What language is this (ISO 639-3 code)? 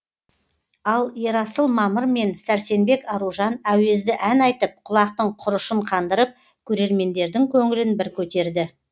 kaz